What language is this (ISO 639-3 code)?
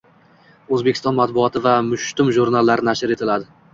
uzb